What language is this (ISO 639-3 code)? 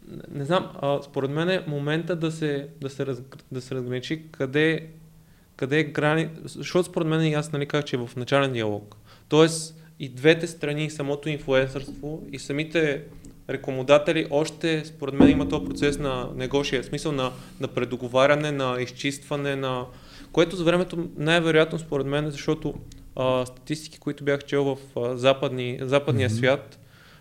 bul